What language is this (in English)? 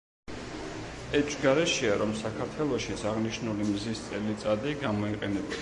Georgian